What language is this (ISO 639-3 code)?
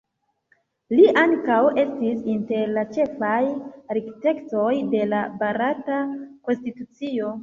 epo